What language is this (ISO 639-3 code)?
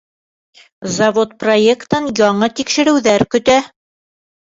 bak